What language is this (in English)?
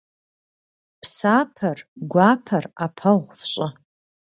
Kabardian